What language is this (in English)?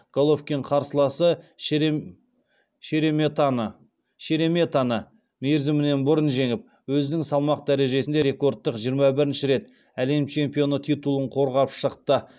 Kazakh